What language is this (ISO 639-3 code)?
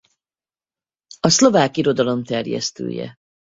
hun